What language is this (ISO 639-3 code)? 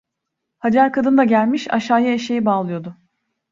tur